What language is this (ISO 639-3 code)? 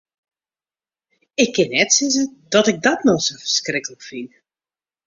fry